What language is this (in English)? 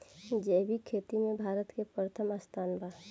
Bhojpuri